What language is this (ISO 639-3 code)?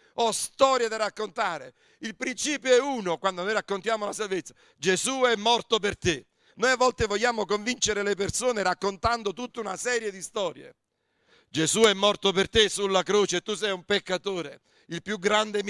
ita